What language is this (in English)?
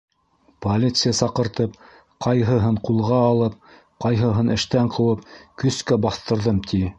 Bashkir